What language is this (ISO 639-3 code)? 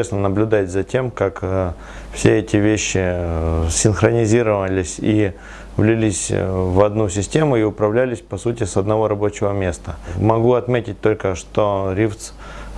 rus